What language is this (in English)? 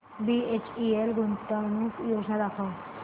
Marathi